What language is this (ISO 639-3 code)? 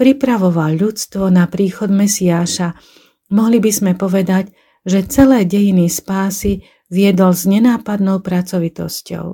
slk